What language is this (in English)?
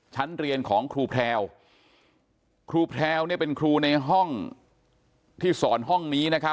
Thai